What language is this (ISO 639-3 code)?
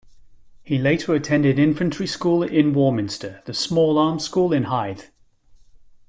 eng